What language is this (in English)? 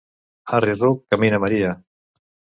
Catalan